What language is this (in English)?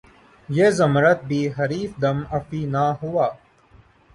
Urdu